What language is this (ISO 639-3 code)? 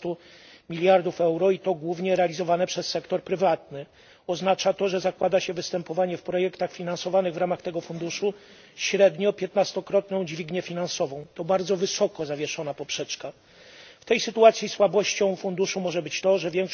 pol